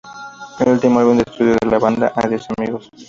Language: Spanish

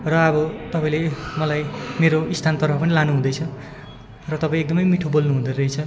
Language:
Nepali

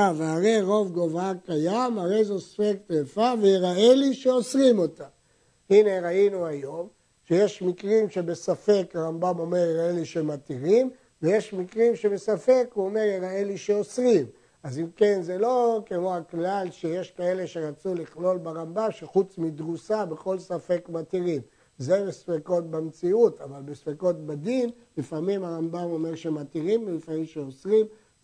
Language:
Hebrew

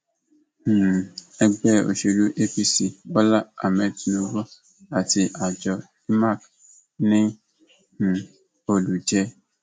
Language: Yoruba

